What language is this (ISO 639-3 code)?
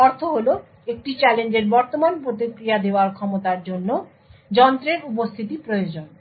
ben